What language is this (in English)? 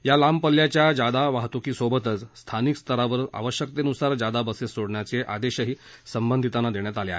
Marathi